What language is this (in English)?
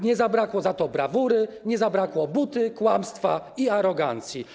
Polish